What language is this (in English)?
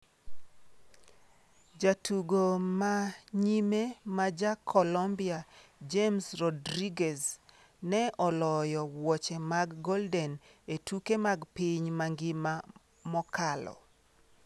Luo (Kenya and Tanzania)